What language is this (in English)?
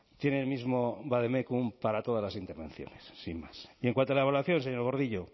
Spanish